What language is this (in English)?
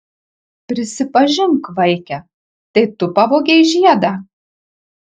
Lithuanian